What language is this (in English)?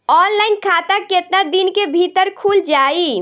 Bhojpuri